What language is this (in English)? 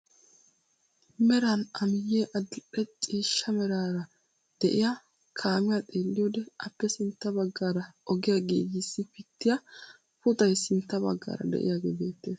Wolaytta